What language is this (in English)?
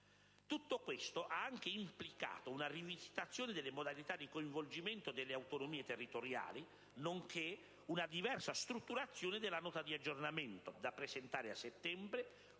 Italian